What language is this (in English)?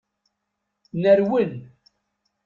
Kabyle